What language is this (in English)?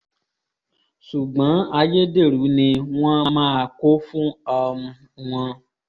Yoruba